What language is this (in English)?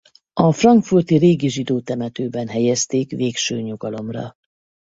Hungarian